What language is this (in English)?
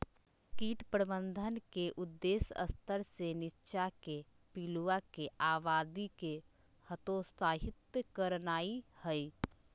Magahi